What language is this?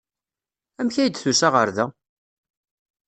Kabyle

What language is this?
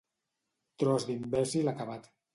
Catalan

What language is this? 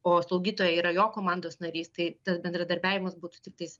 Lithuanian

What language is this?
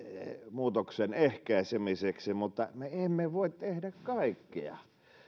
Finnish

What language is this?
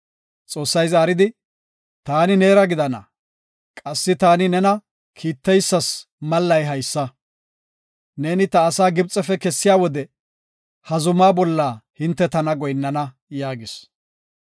Gofa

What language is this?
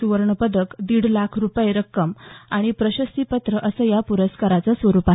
Marathi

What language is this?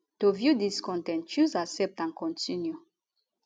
Nigerian Pidgin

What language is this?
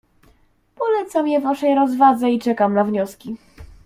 Polish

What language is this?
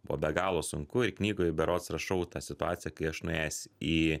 Lithuanian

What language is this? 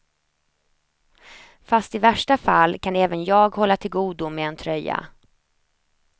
Swedish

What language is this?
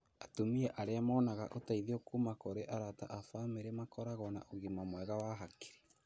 Kikuyu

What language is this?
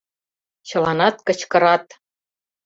Mari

